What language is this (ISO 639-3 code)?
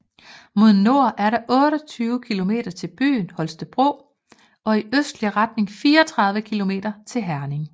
dan